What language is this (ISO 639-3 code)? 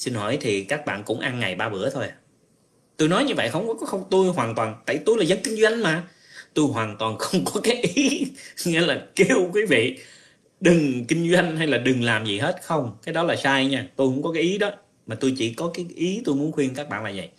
vie